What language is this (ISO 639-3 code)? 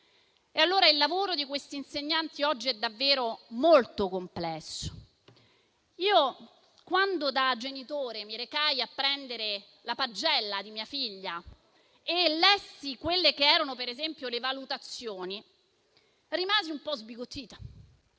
ita